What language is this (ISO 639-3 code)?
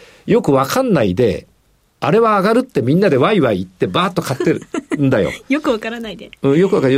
jpn